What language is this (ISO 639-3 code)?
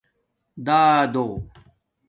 dmk